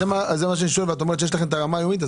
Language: Hebrew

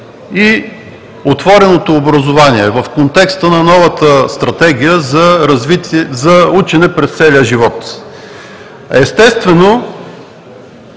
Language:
Bulgarian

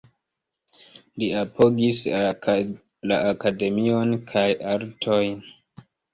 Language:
Esperanto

